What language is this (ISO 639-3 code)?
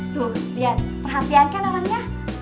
ind